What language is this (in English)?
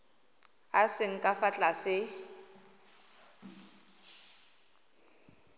Tswana